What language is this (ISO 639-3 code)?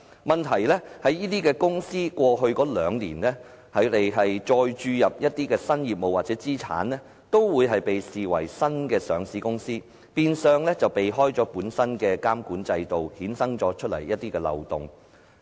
yue